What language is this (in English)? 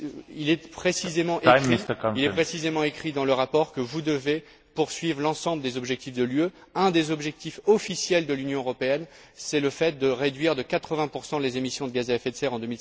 French